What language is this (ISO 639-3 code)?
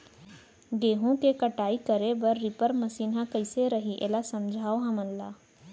hne